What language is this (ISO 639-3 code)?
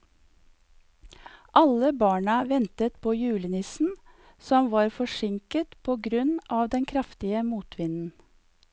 nor